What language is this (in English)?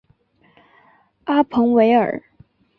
Chinese